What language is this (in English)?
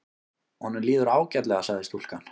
Icelandic